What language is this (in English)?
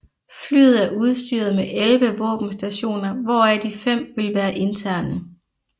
Danish